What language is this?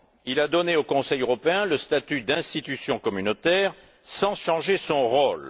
French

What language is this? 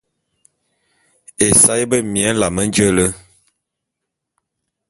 Bulu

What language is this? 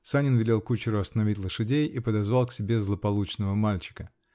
Russian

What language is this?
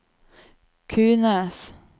Norwegian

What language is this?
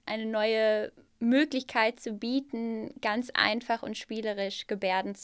German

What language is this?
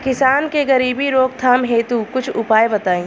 Bhojpuri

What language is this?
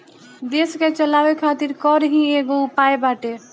Bhojpuri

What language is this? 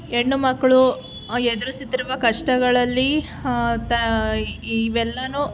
Kannada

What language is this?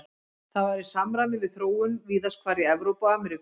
Icelandic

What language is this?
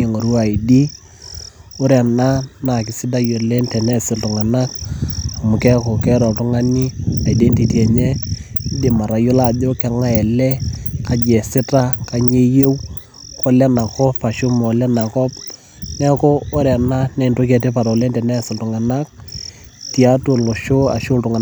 Masai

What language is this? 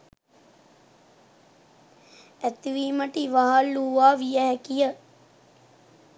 Sinhala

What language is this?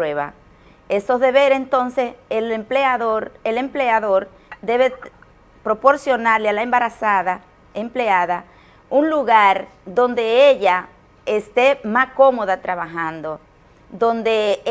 Spanish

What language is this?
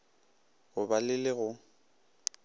Northern Sotho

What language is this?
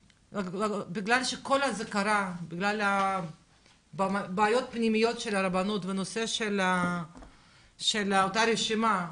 Hebrew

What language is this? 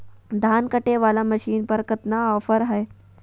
Magahi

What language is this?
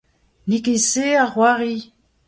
Breton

